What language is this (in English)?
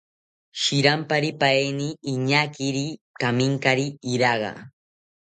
South Ucayali Ashéninka